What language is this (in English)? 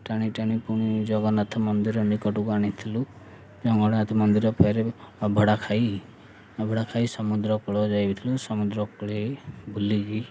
Odia